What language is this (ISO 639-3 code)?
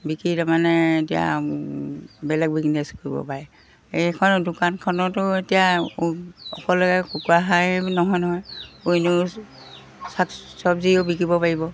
asm